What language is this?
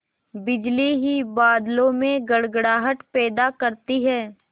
Hindi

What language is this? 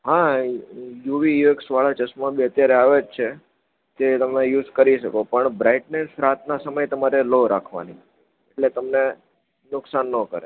Gujarati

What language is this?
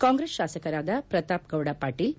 Kannada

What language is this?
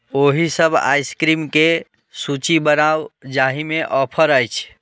Maithili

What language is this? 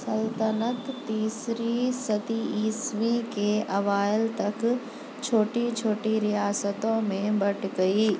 Urdu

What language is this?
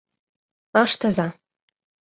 Mari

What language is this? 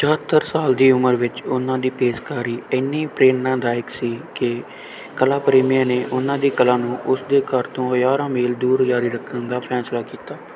Punjabi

